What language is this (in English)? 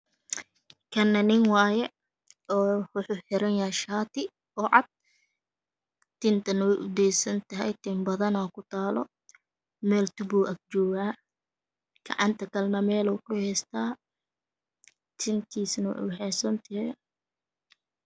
Somali